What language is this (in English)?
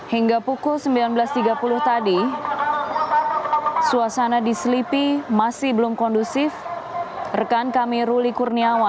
Indonesian